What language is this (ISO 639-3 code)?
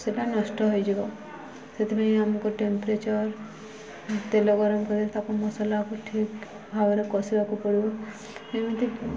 ori